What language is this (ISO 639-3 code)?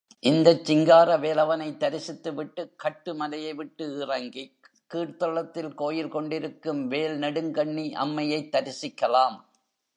tam